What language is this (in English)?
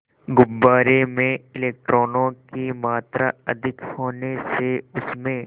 Hindi